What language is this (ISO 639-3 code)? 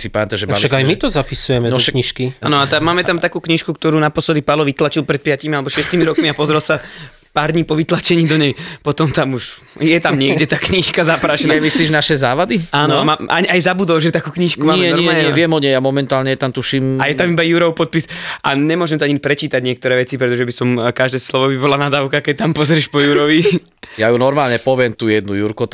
slk